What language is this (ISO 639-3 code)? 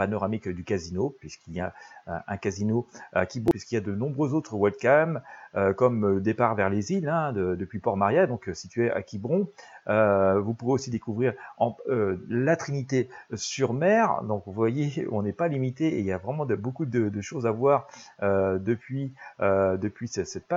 fra